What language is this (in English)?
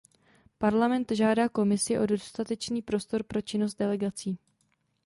Czech